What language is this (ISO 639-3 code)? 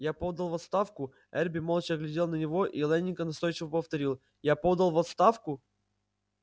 rus